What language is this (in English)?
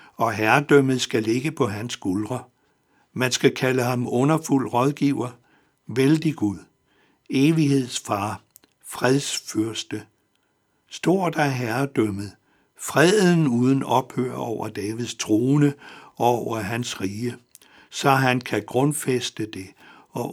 Danish